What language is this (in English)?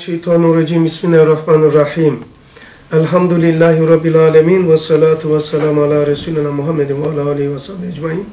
Turkish